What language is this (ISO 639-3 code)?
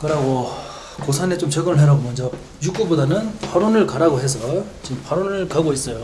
kor